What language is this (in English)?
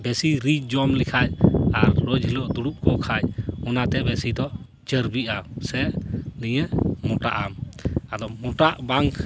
Santali